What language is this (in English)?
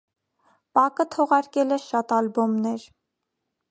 Armenian